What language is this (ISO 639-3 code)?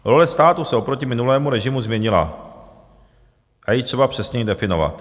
ces